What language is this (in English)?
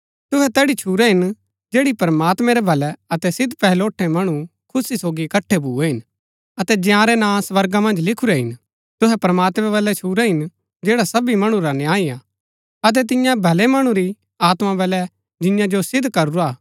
Gaddi